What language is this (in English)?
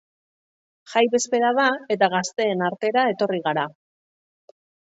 Basque